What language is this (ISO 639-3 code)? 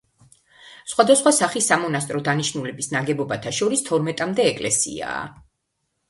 kat